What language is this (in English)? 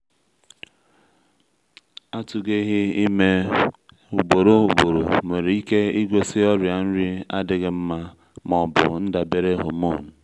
Igbo